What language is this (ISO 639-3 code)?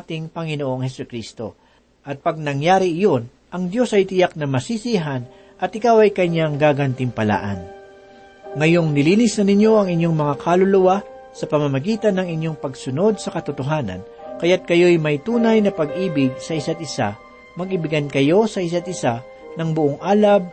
fil